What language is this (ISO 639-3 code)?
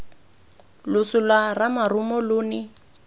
tsn